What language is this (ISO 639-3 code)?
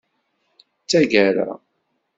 kab